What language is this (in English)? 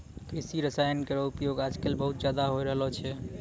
Maithili